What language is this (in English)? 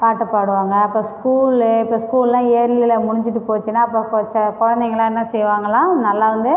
Tamil